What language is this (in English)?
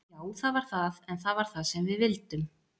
Icelandic